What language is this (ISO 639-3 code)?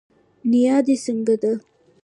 pus